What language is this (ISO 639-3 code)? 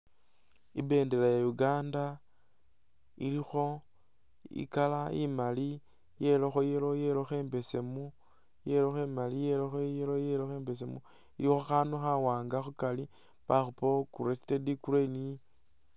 myx